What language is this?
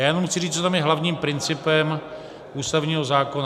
Czech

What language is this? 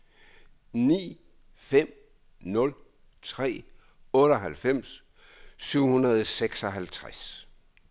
Danish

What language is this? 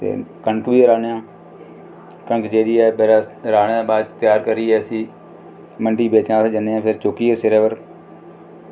Dogri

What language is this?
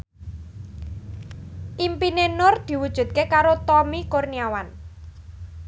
Javanese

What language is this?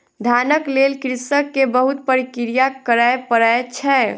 Maithili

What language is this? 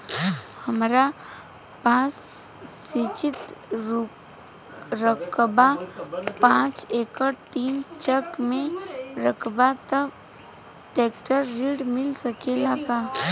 Bhojpuri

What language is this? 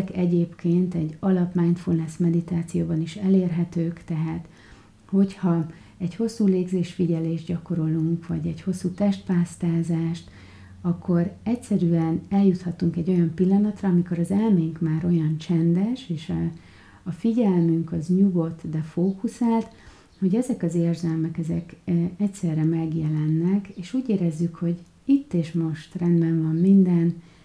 Hungarian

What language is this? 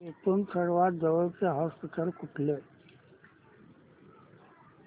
Marathi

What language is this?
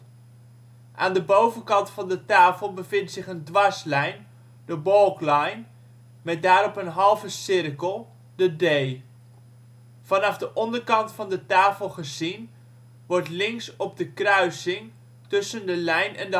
Dutch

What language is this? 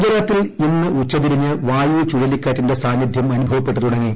Malayalam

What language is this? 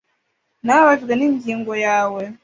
Kinyarwanda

